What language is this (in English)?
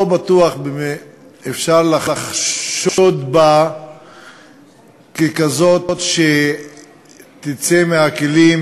Hebrew